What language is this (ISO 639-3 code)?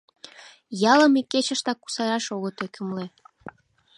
chm